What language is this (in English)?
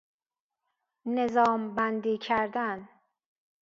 Persian